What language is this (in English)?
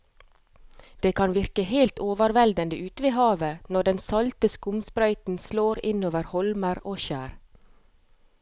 Norwegian